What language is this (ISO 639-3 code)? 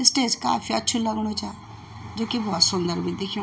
gbm